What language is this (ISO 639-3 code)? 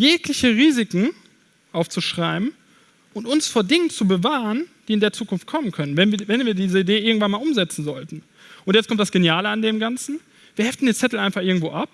deu